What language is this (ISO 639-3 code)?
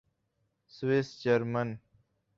urd